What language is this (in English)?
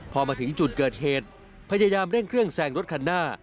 Thai